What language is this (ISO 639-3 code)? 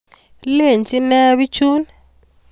kln